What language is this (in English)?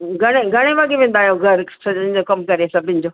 Sindhi